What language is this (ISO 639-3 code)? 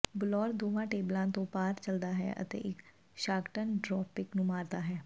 pan